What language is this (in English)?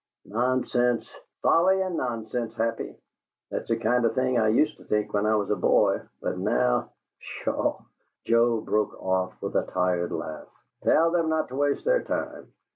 English